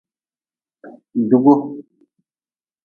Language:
Nawdm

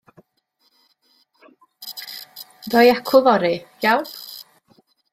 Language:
Welsh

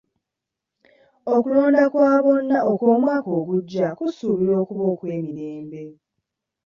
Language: Ganda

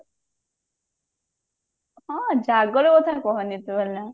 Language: Odia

